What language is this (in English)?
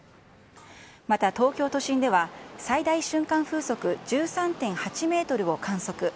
Japanese